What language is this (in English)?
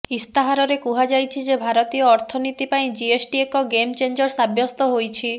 Odia